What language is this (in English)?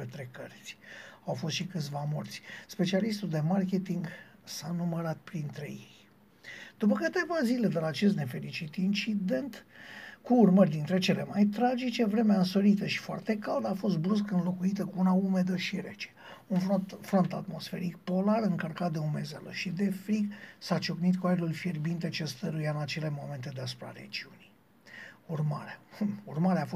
Romanian